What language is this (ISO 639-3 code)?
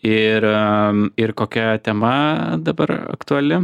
lit